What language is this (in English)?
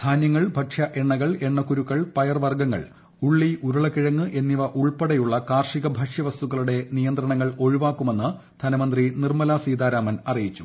Malayalam